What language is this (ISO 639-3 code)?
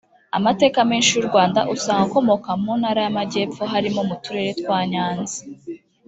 kin